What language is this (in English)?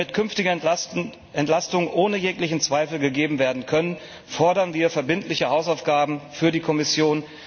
German